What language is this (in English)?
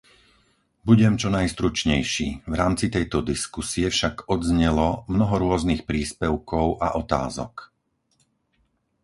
Slovak